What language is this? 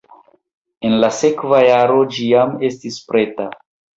Esperanto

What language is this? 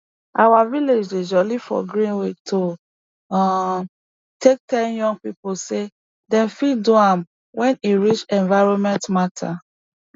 Nigerian Pidgin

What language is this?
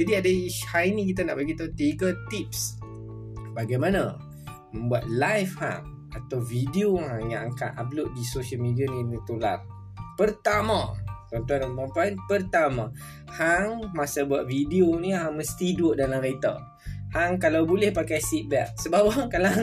Malay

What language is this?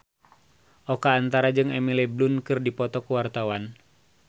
Sundanese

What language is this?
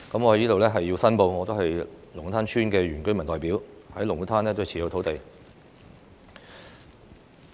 Cantonese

